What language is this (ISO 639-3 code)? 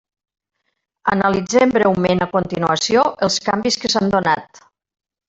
cat